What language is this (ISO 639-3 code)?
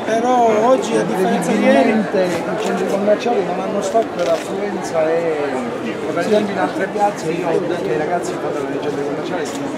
ita